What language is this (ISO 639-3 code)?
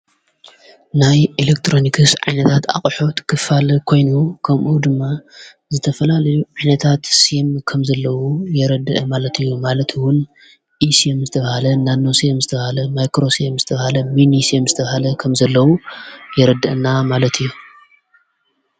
tir